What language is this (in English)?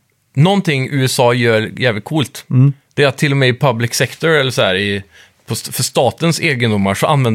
Swedish